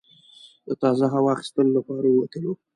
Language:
Pashto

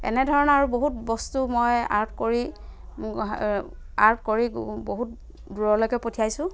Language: Assamese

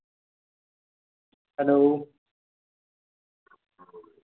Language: Santali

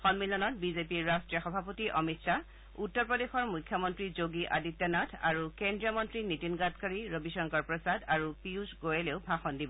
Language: Assamese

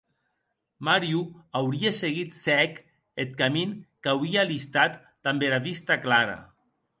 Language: Occitan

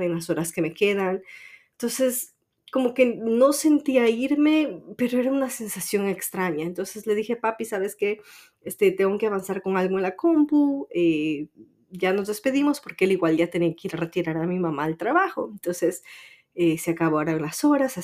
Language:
Spanish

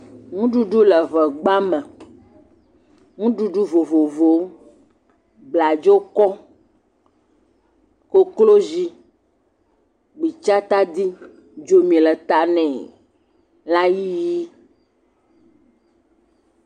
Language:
Ewe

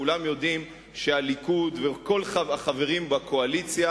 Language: Hebrew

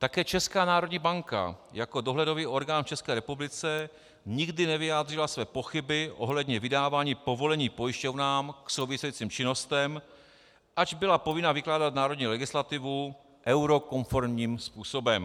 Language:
Czech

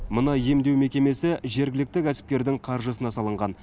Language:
Kazakh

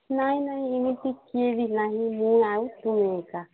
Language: Odia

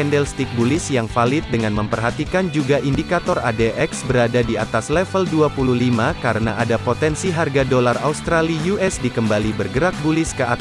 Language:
Indonesian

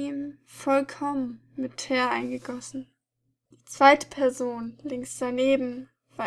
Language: German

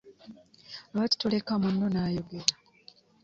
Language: Ganda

